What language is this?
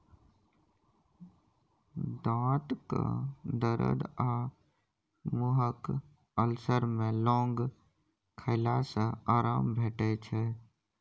Maithili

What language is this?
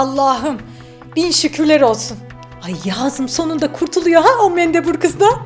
Turkish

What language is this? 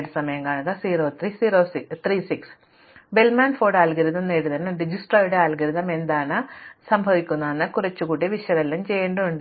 Malayalam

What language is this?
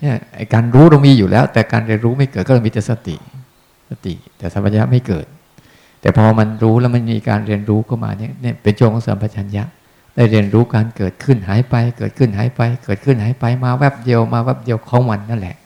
Thai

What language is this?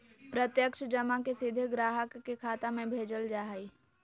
Magahi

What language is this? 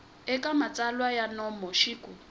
Tsonga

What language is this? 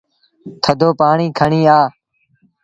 Sindhi Bhil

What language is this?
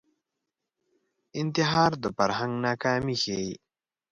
Pashto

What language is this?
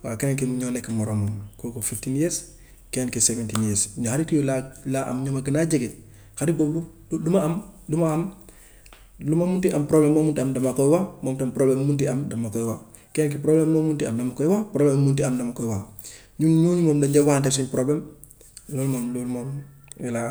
Gambian Wolof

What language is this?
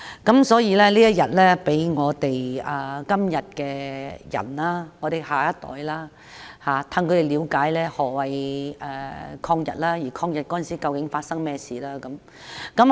Cantonese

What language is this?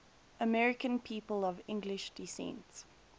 English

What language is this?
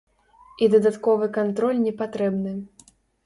Belarusian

